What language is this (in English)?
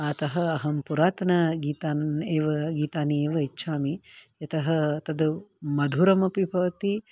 Sanskrit